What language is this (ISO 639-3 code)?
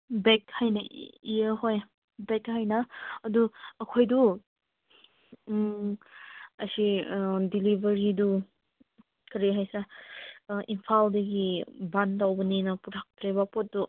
mni